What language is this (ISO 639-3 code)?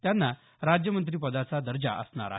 mar